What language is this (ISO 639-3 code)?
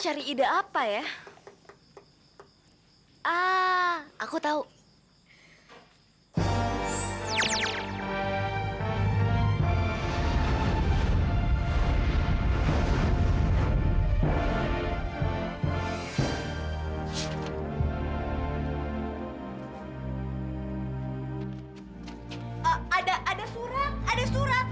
ind